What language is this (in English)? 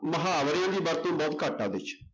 Punjabi